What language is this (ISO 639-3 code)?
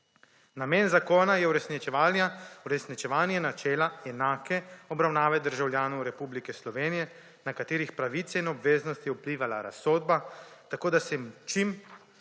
slv